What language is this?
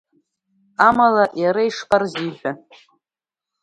Abkhazian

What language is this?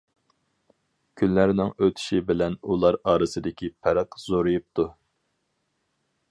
Uyghur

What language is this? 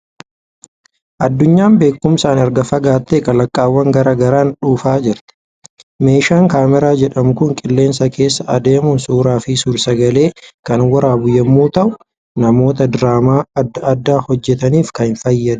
Oromo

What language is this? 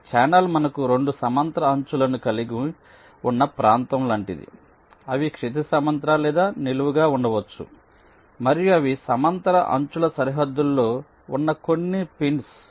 Telugu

